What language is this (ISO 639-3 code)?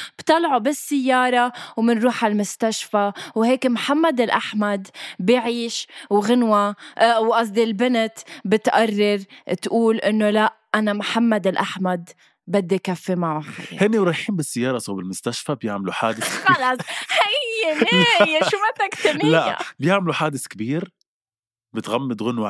ara